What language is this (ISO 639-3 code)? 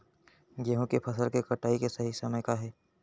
hne